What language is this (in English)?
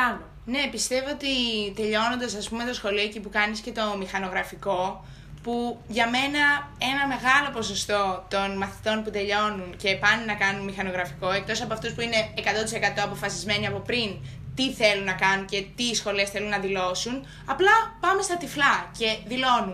Greek